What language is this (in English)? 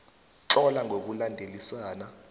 South Ndebele